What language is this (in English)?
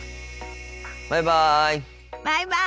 Japanese